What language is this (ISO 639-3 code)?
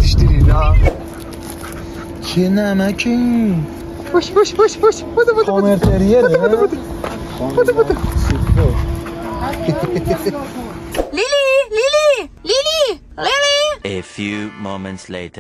fas